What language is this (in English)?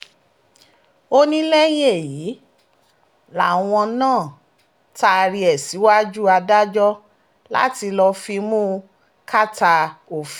Yoruba